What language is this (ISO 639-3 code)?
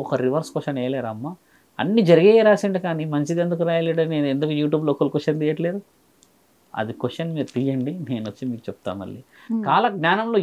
tel